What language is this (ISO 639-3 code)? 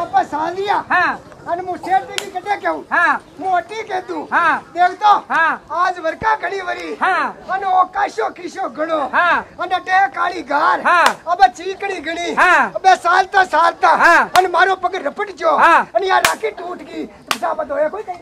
hin